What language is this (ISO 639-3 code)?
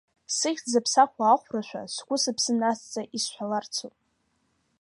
abk